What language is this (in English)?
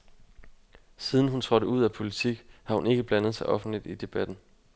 Danish